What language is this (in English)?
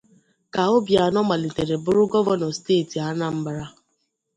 Igbo